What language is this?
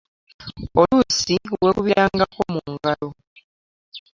Ganda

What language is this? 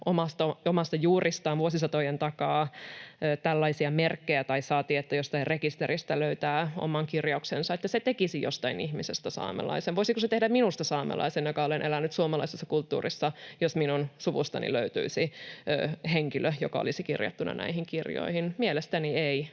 Finnish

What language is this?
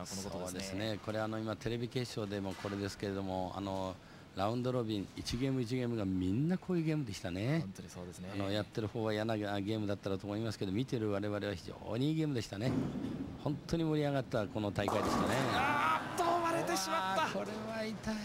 Japanese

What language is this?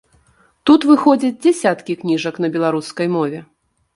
Belarusian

